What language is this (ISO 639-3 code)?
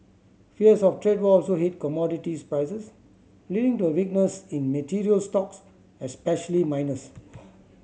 eng